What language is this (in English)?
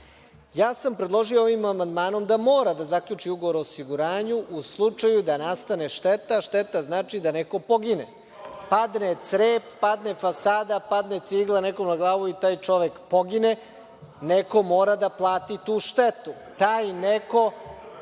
Serbian